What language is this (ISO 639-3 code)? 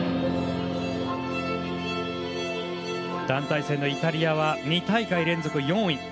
jpn